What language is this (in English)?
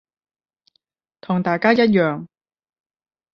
Cantonese